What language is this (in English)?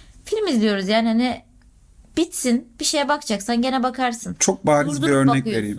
Turkish